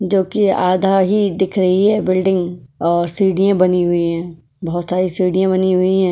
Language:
Hindi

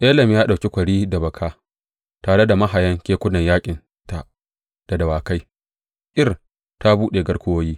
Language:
Hausa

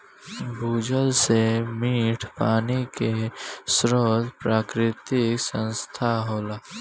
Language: Bhojpuri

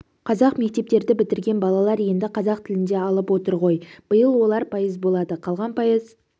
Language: Kazakh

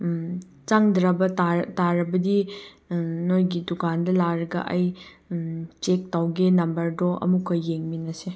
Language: Manipuri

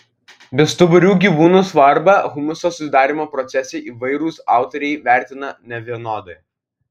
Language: Lithuanian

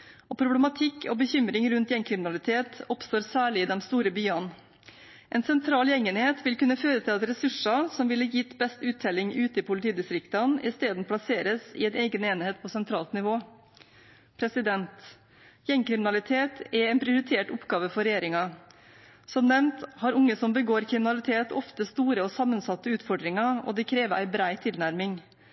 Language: Norwegian Bokmål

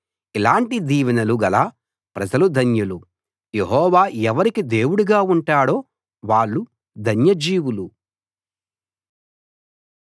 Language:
Telugu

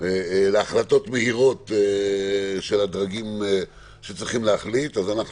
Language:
Hebrew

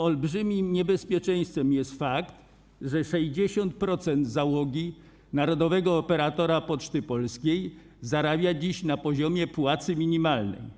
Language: Polish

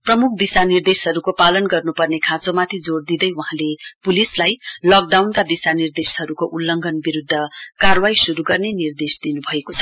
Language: Nepali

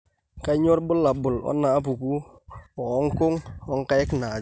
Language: Masai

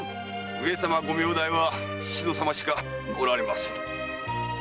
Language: Japanese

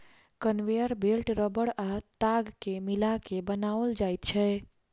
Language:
Maithili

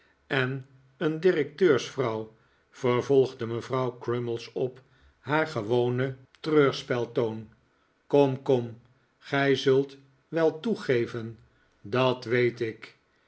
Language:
Dutch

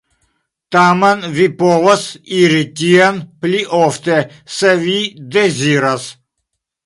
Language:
Esperanto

